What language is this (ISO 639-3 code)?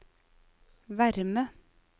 nor